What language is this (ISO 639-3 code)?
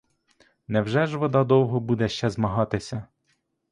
ukr